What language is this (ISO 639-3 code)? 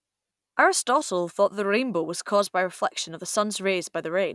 eng